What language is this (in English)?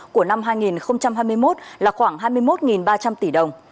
Vietnamese